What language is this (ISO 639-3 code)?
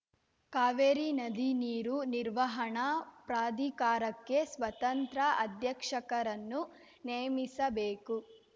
kan